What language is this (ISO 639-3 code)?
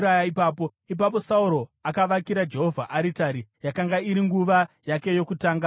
sna